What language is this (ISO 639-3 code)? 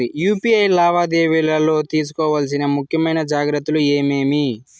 tel